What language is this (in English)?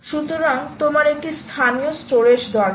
Bangla